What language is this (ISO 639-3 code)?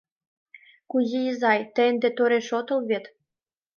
chm